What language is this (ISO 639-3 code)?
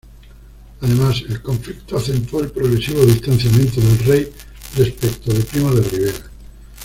spa